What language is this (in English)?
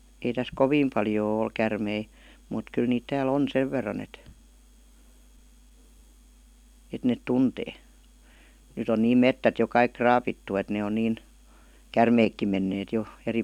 Finnish